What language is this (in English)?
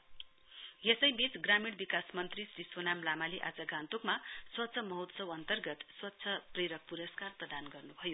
Nepali